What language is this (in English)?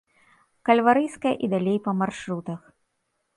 Belarusian